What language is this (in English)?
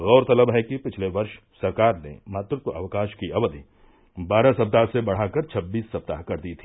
Hindi